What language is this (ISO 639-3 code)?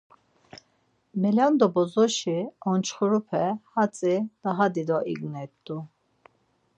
lzz